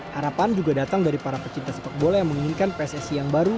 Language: Indonesian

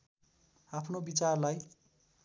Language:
Nepali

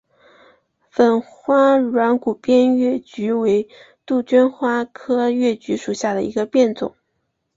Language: Chinese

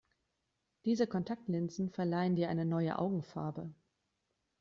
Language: German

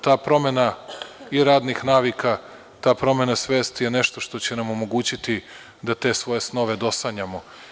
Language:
Serbian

